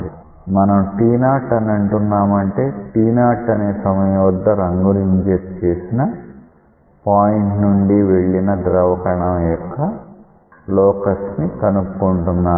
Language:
Telugu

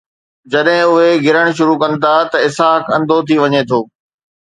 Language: Sindhi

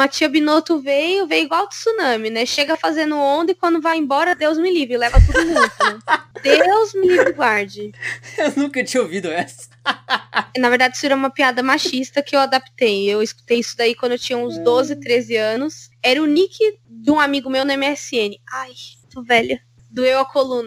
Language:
Portuguese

